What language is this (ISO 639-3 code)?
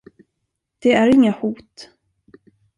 swe